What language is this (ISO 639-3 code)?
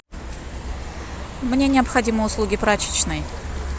rus